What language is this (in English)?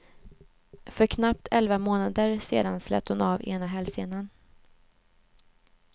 Swedish